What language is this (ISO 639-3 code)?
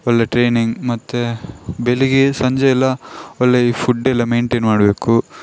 kan